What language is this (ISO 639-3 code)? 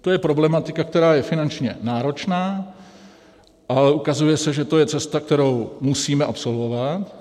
ces